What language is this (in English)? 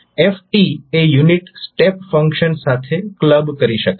Gujarati